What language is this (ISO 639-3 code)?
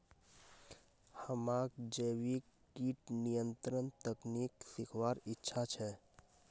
mag